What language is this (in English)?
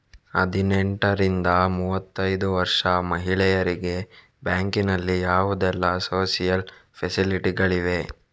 Kannada